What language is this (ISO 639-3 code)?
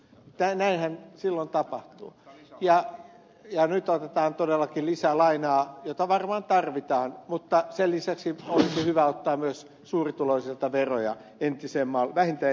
fin